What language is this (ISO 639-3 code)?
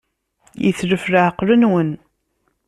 kab